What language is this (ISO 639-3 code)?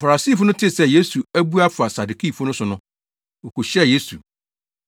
aka